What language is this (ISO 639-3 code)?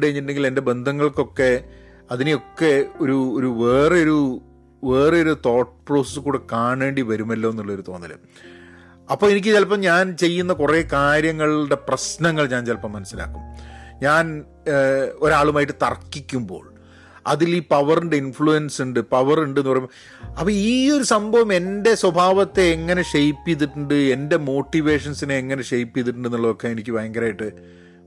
mal